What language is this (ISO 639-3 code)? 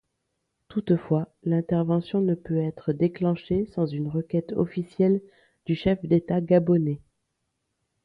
fra